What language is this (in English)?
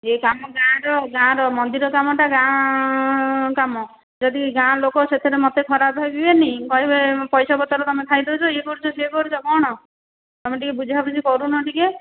Odia